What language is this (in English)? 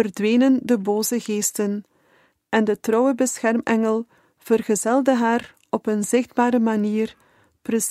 Dutch